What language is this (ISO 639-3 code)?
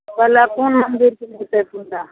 mai